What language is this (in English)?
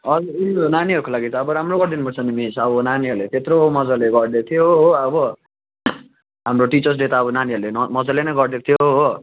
Nepali